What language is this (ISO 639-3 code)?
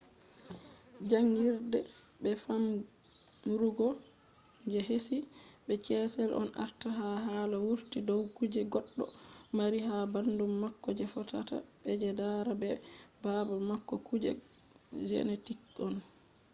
ful